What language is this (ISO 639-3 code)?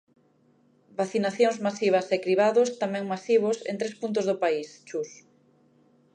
glg